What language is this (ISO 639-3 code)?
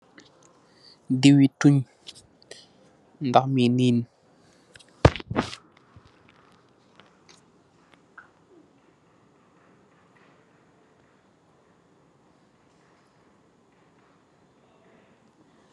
wol